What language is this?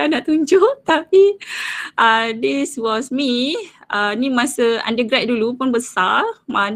Malay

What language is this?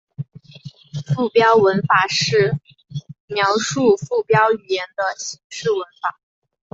Chinese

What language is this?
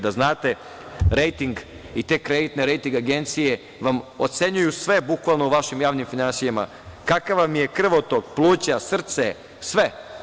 Serbian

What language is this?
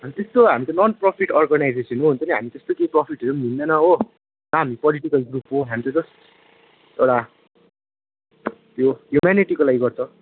Nepali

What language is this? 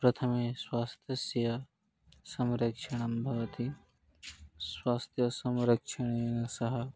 Sanskrit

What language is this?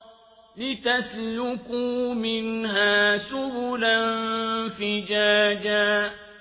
Arabic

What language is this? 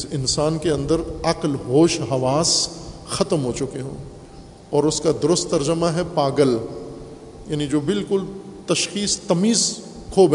Urdu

